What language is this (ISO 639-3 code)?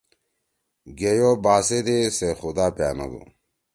trw